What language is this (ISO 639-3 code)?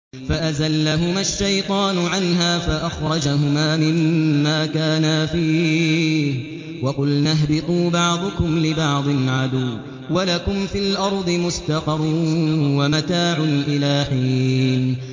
ara